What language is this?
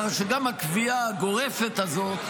Hebrew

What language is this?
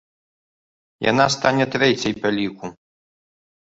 Belarusian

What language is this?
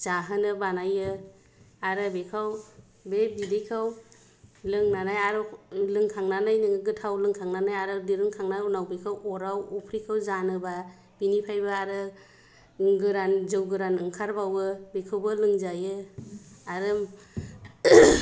Bodo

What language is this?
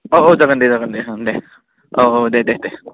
Bodo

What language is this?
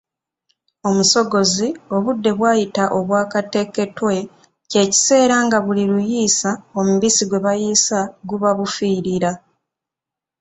Ganda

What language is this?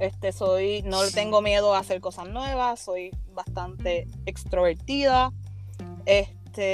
Spanish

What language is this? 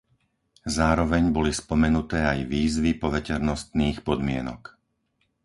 Slovak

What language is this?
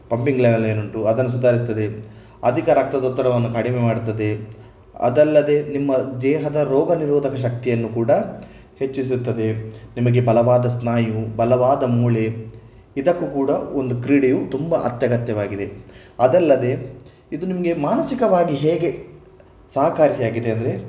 Kannada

